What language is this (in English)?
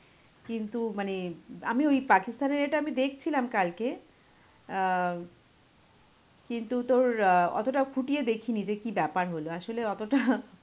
Bangla